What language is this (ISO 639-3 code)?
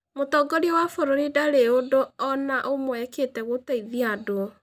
kik